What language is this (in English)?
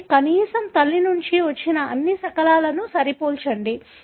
Telugu